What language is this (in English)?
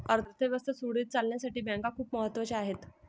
Marathi